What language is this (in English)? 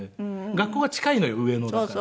Japanese